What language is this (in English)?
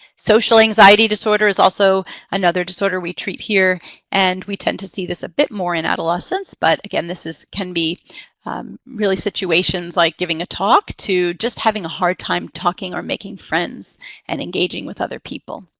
English